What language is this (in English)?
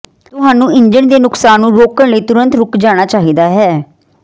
Punjabi